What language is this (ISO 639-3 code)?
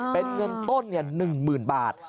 tha